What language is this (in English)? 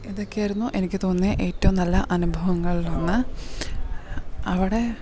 Malayalam